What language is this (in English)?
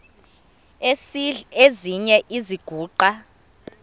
Xhosa